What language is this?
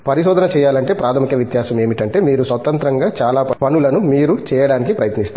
Telugu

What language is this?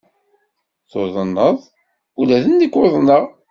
Kabyle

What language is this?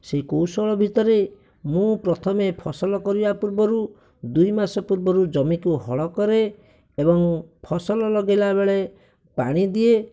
Odia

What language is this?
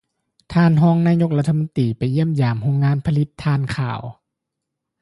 Lao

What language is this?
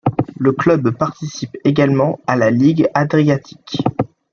French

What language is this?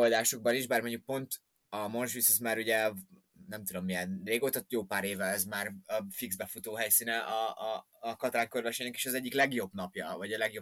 Hungarian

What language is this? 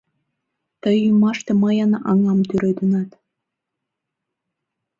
Mari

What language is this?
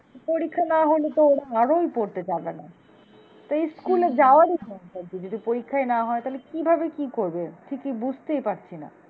Bangla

